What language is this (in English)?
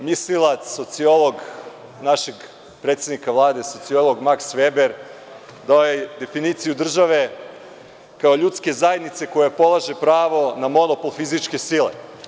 Serbian